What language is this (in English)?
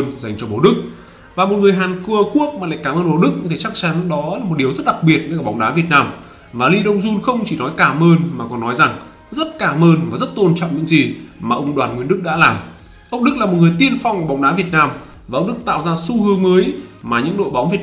Vietnamese